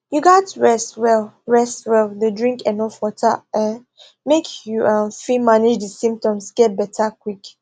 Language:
Nigerian Pidgin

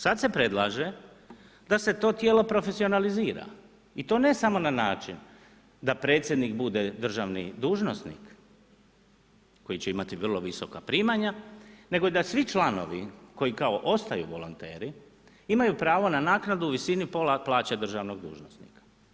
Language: Croatian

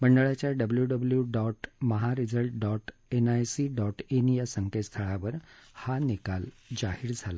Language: Marathi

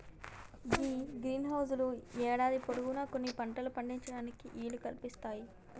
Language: Telugu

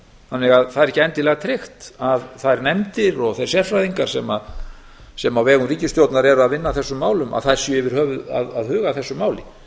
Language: Icelandic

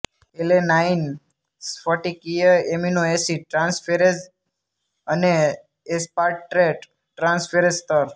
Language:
Gujarati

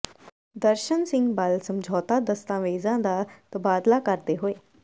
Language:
Punjabi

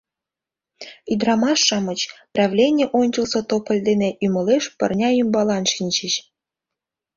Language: Mari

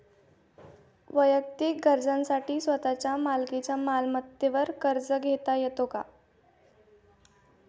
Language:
Marathi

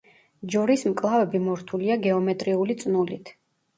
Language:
Georgian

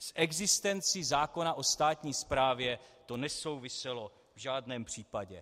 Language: Czech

